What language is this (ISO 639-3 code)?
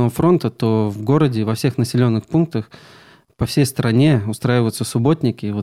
rus